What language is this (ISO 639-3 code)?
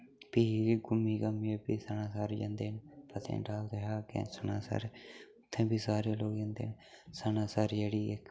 doi